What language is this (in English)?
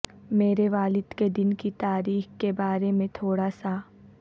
Urdu